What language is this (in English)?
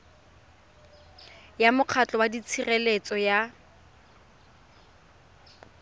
Tswana